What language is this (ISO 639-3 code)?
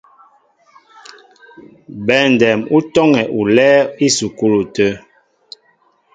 mbo